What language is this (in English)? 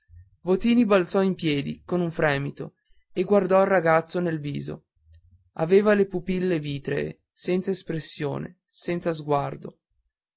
Italian